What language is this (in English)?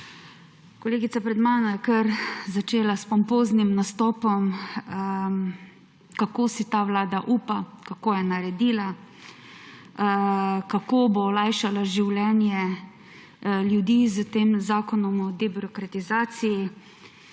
Slovenian